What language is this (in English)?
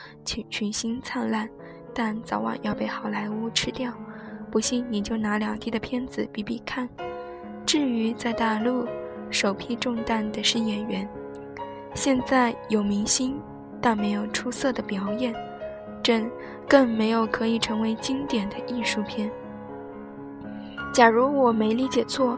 Chinese